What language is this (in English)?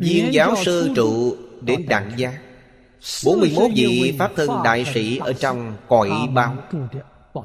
Vietnamese